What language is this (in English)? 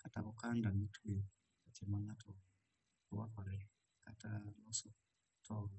Luo (Kenya and Tanzania)